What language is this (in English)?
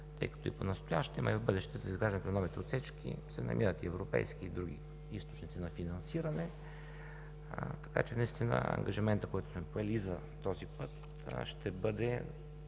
Bulgarian